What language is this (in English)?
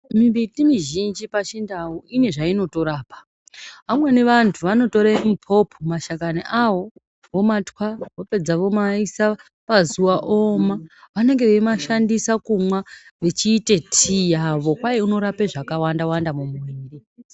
Ndau